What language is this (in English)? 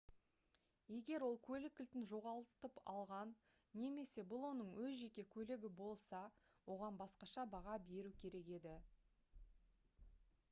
Kazakh